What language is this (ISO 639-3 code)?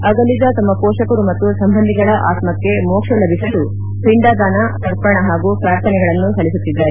kan